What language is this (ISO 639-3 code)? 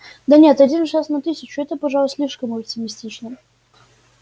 rus